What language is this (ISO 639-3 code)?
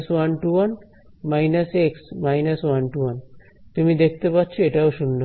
ben